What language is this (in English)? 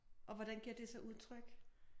Danish